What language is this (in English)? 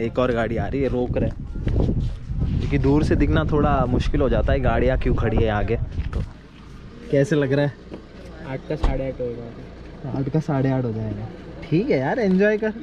Hindi